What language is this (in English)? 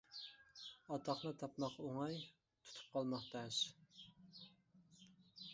Uyghur